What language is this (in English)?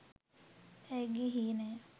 Sinhala